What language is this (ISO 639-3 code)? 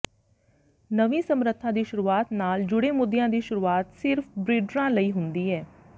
pan